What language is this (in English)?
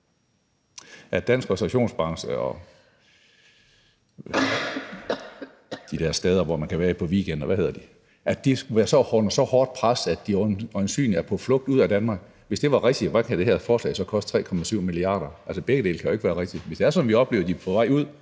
Danish